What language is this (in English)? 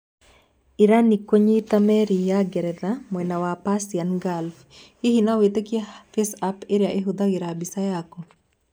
Kikuyu